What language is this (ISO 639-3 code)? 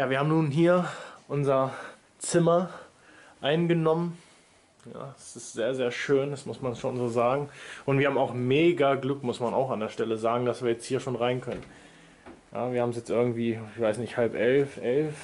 deu